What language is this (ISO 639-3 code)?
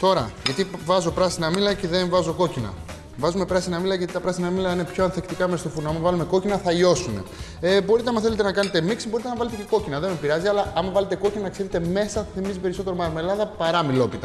ell